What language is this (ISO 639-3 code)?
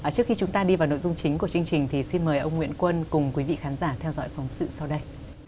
vie